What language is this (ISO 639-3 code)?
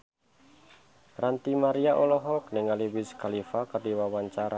sun